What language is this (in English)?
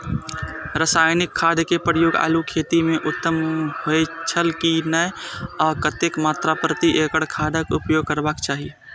Maithili